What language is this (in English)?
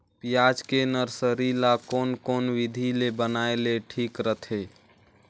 Chhattisgarhi